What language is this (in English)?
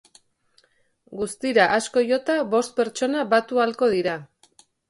Basque